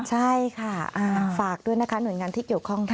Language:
Thai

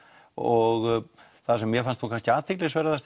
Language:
Icelandic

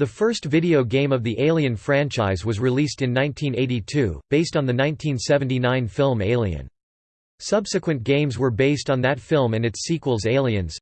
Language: English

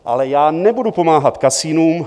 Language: Czech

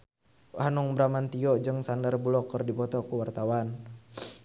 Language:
Sundanese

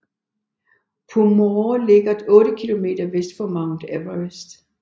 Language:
Danish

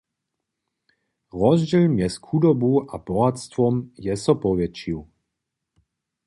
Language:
Upper Sorbian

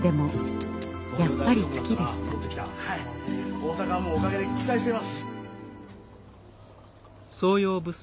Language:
Japanese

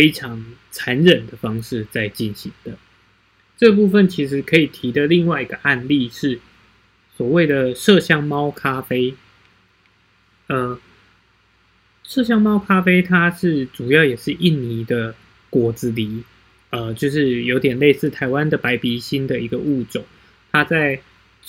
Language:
Chinese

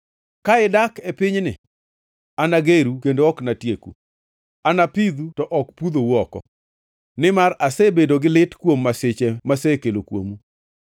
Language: Luo (Kenya and Tanzania)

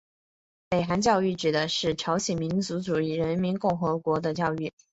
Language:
Chinese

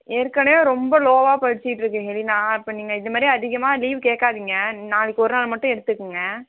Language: Tamil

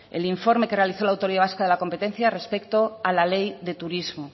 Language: Spanish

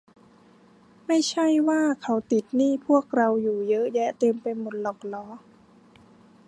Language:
Thai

